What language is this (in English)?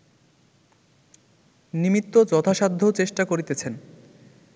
Bangla